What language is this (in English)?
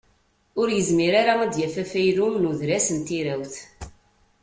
Kabyle